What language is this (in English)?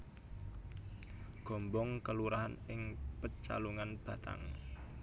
Javanese